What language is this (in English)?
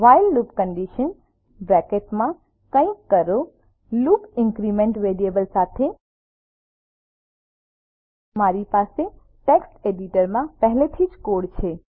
Gujarati